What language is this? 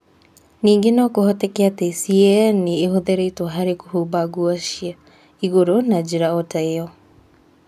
Kikuyu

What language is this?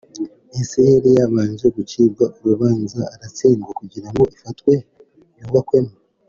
Kinyarwanda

